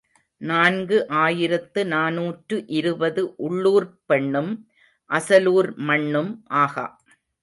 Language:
Tamil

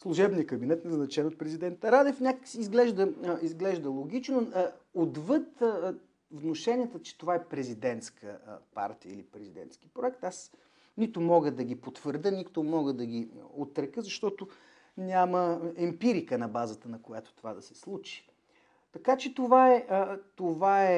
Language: Bulgarian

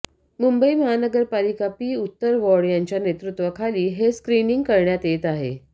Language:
Marathi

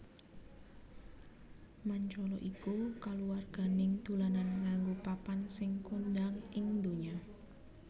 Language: Javanese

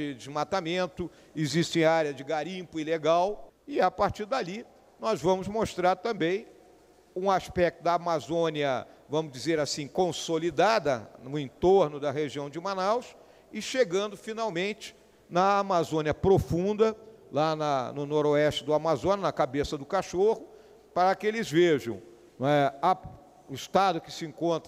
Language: Portuguese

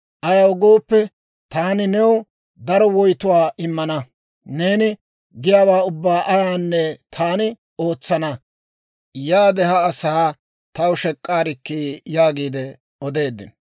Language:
Dawro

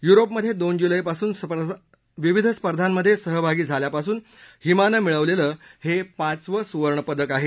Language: Marathi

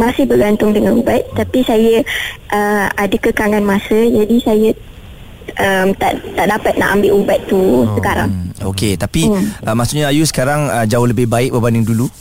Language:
Malay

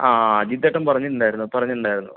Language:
Malayalam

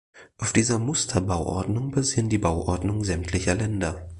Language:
German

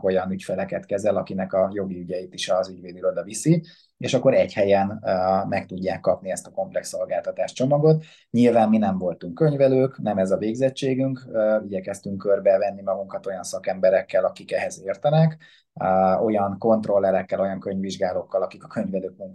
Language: Hungarian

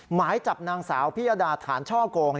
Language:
Thai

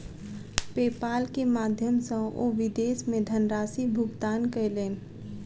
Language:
Maithili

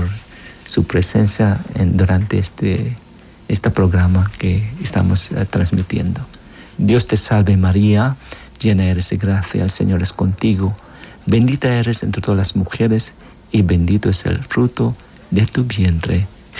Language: Spanish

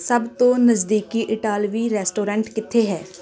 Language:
Punjabi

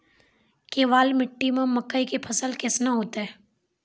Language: Maithili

